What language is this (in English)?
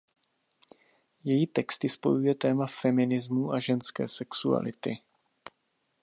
Czech